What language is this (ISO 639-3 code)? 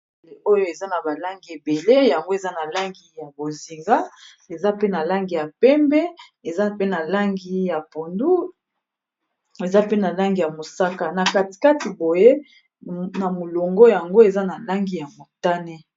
lin